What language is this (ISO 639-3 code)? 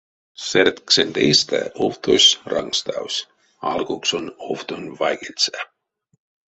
myv